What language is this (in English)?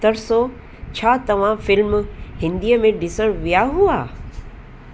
Sindhi